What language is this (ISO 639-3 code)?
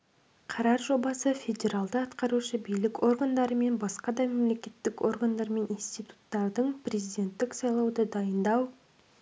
kaz